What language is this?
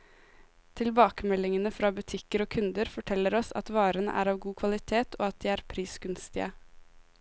Norwegian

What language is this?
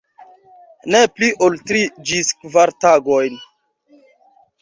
Esperanto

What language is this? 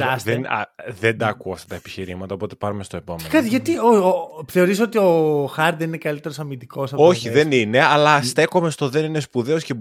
Greek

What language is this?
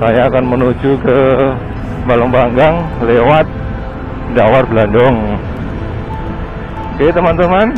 Indonesian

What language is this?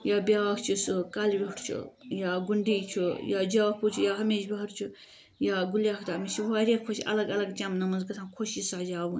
Kashmiri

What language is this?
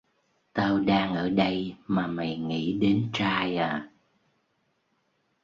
Vietnamese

